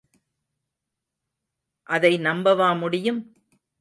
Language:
Tamil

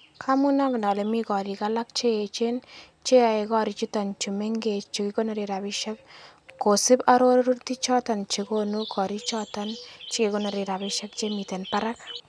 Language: Kalenjin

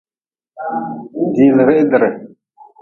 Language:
Nawdm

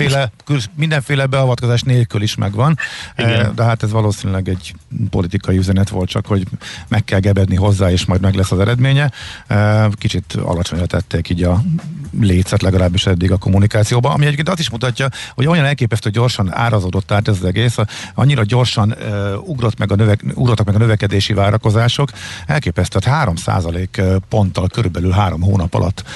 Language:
Hungarian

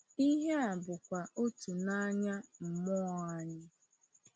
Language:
Igbo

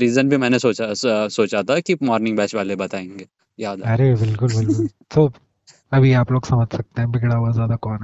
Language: Hindi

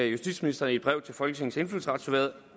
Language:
Danish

